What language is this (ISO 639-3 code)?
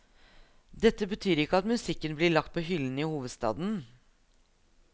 nor